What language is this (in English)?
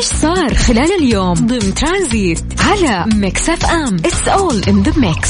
Arabic